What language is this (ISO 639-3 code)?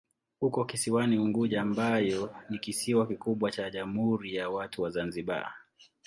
swa